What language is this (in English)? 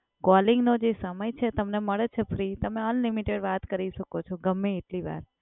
Gujarati